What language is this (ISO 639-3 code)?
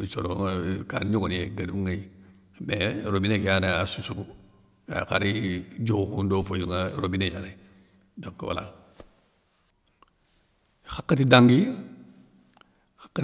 snk